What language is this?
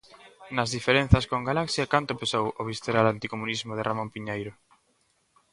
Galician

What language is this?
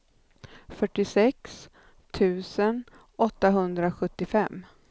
Swedish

